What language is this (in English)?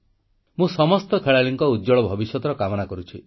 Odia